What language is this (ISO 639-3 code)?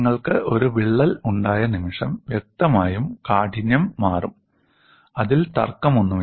mal